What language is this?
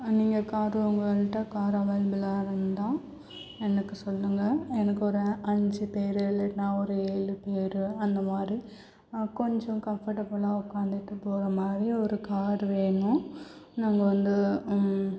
Tamil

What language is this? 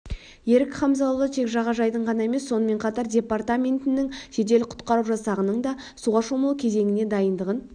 Kazakh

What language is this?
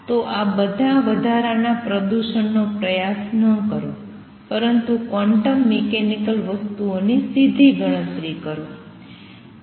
Gujarati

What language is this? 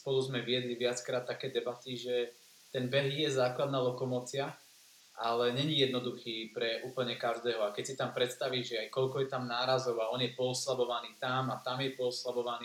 Slovak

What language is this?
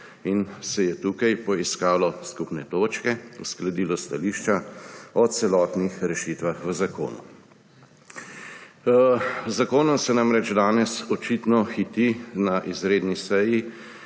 Slovenian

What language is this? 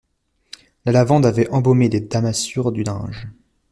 French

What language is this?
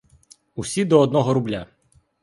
Ukrainian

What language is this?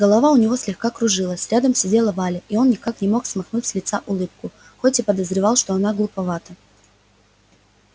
Russian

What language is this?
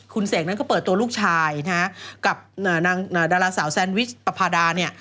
Thai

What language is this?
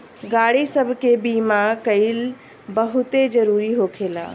Bhojpuri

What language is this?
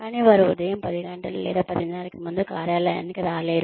Telugu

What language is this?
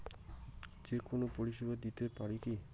Bangla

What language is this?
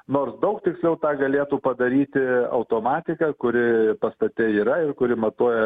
Lithuanian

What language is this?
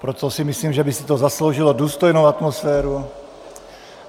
Czech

